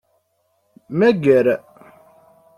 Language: Kabyle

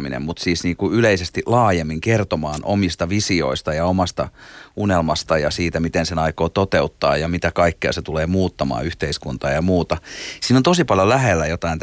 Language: Finnish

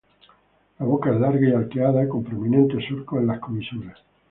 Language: Spanish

